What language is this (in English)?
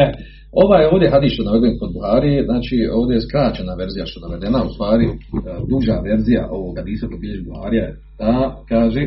Croatian